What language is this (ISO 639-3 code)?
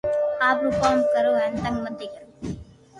lrk